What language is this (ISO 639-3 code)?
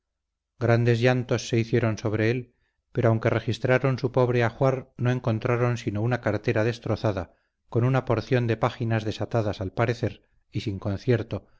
spa